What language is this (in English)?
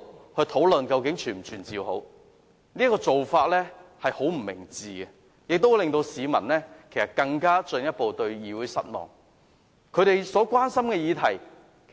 Cantonese